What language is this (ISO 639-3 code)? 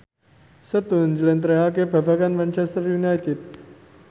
jav